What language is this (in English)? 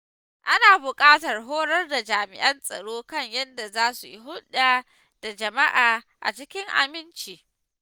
Hausa